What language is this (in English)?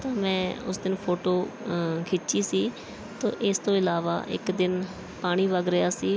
Punjabi